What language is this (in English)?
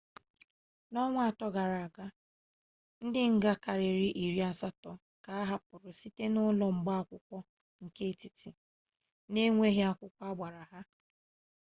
Igbo